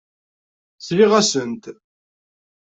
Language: Kabyle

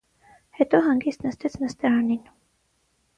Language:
Armenian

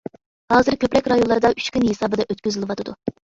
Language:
Uyghur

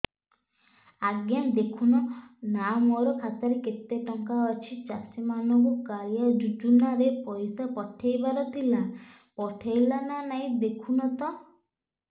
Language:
Odia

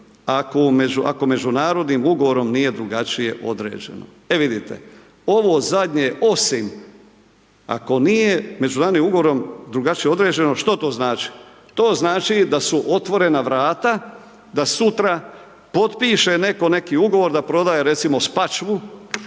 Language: Croatian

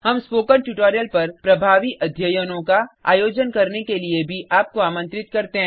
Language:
Hindi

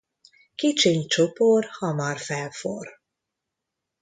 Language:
Hungarian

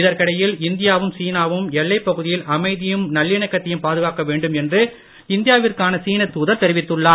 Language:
Tamil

